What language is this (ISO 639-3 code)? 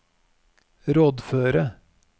nor